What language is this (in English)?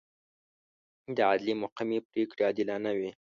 Pashto